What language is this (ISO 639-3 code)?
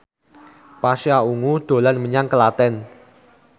jav